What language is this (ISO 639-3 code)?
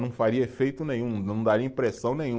por